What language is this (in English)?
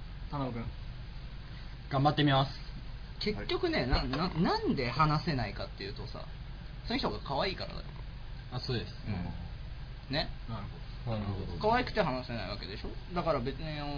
Japanese